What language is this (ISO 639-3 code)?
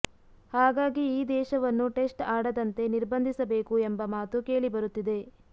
kan